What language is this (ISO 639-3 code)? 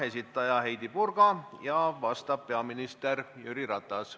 est